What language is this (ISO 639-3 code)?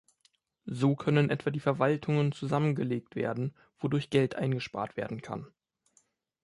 deu